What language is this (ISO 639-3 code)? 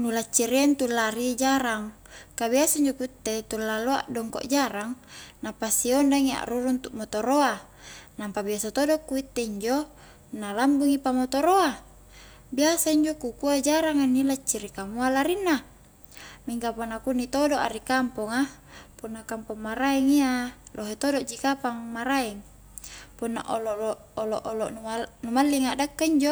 kjk